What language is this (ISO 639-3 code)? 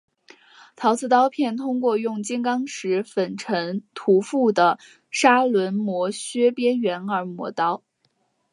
zho